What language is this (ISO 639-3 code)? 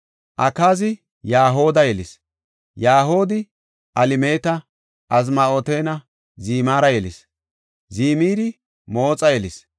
gof